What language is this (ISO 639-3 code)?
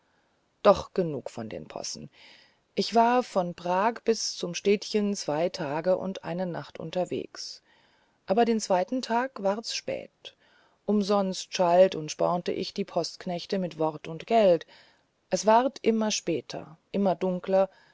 deu